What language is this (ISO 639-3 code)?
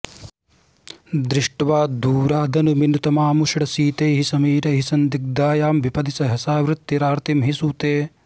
san